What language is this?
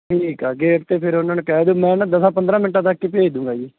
Punjabi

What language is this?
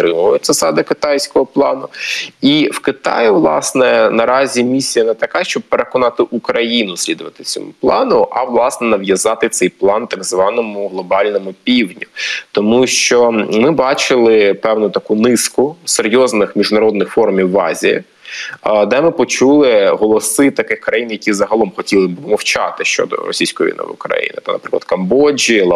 Ukrainian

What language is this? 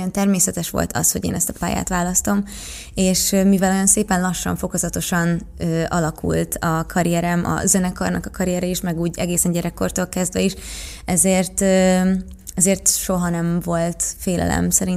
Hungarian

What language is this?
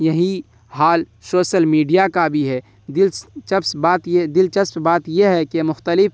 Urdu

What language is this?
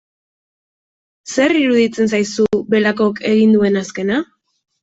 Basque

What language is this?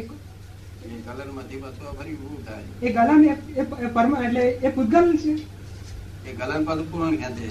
Gujarati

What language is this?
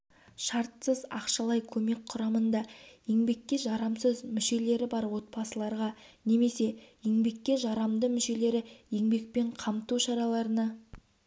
Kazakh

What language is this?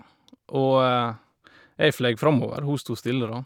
Norwegian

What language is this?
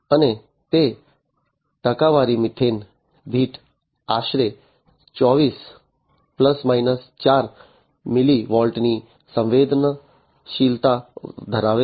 Gujarati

